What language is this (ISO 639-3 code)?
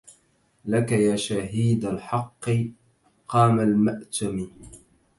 ara